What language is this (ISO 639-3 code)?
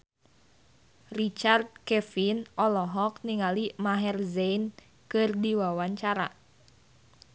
sun